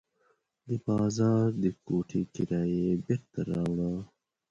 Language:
Pashto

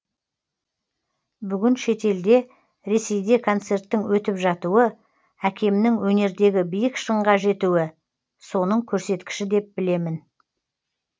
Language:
Kazakh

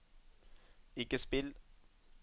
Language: Norwegian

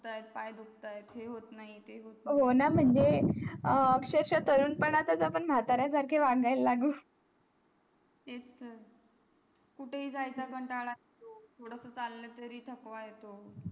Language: Marathi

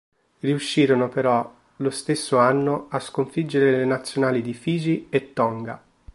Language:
Italian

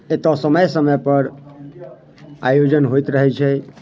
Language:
Maithili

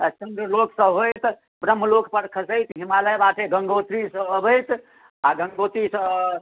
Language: Maithili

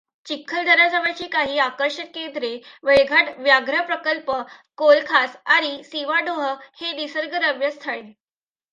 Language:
Marathi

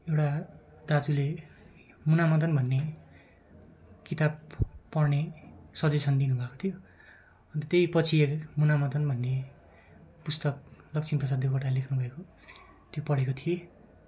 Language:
Nepali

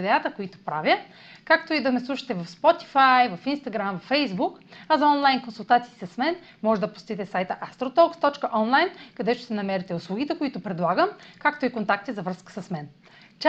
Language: Bulgarian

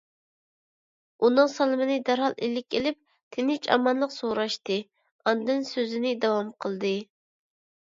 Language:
Uyghur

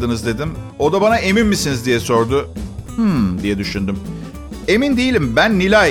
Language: Turkish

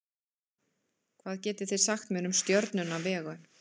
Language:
Icelandic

